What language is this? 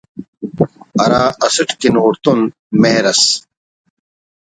Brahui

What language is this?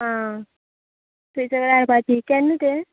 Konkani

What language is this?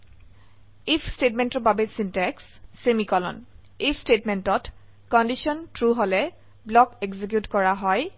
Assamese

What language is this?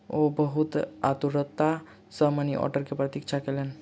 Maithili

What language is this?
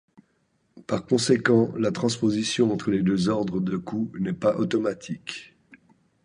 French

